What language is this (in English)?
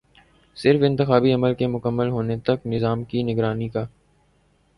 Urdu